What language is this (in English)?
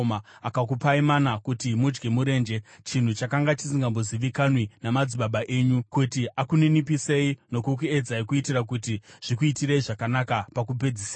Shona